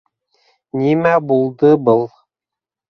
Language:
Bashkir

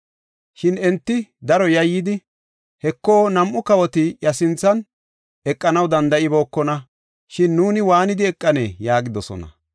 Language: Gofa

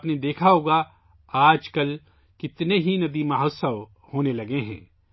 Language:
Urdu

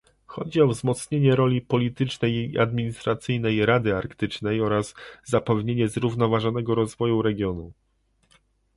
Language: Polish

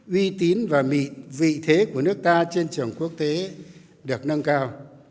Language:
Vietnamese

